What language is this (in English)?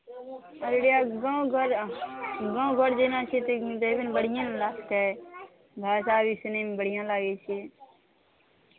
Maithili